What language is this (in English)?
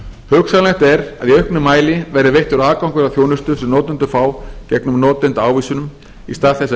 Icelandic